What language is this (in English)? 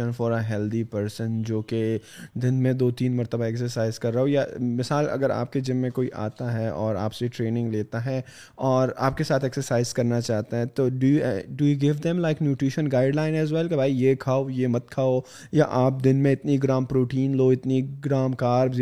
Urdu